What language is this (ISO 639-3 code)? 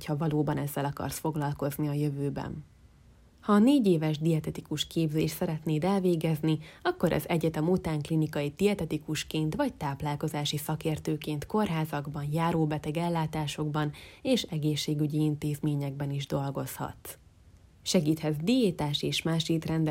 hun